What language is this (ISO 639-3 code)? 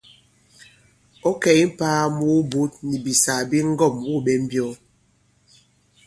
abb